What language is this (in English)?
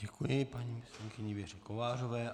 Czech